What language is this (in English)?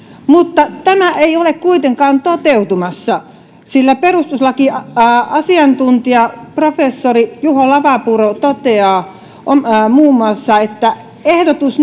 Finnish